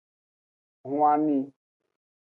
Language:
Aja (Benin)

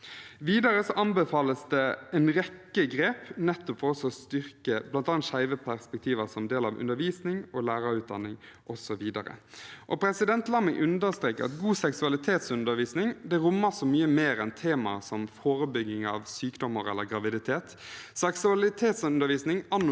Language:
Norwegian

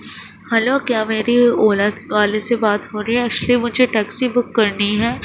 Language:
Urdu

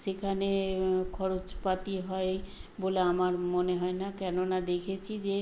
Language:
Bangla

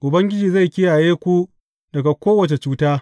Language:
Hausa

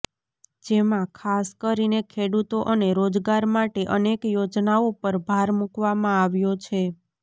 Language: Gujarati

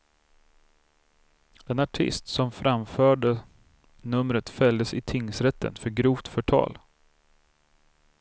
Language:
Swedish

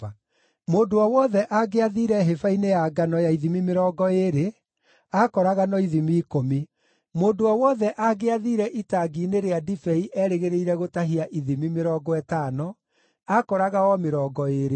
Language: Kikuyu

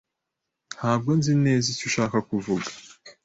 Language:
Kinyarwanda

